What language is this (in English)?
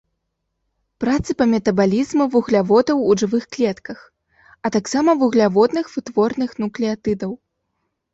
Belarusian